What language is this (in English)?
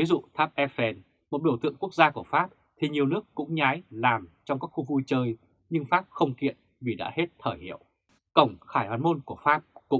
Vietnamese